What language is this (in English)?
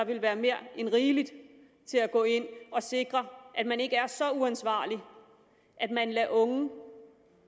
Danish